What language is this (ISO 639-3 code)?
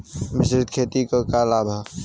bho